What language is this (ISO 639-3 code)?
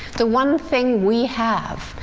eng